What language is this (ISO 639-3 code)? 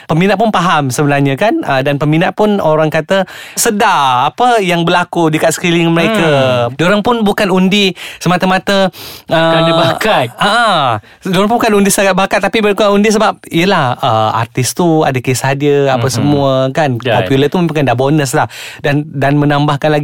msa